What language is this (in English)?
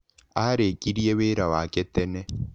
Kikuyu